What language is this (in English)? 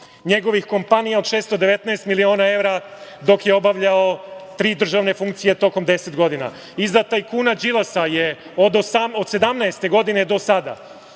Serbian